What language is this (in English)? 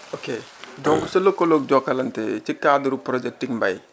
Wolof